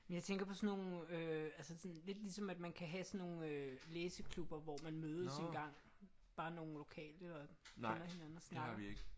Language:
Danish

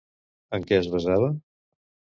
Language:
Catalan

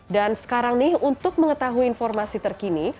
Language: Indonesian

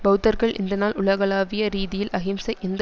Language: Tamil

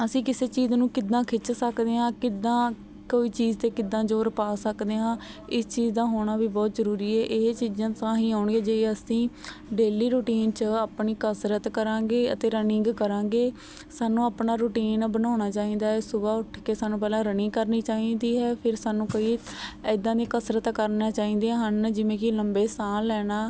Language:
Punjabi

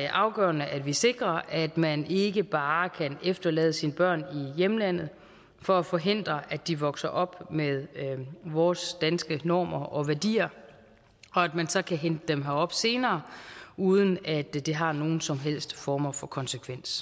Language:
Danish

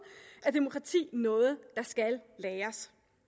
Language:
Danish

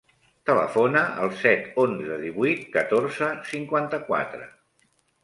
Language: Catalan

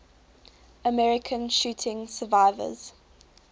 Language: English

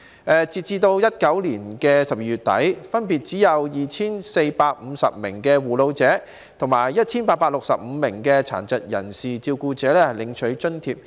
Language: Cantonese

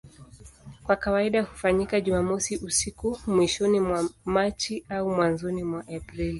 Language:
Swahili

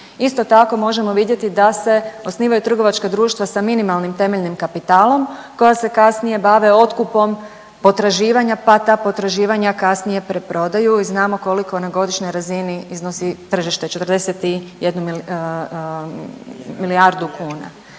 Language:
Croatian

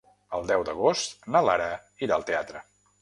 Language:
Catalan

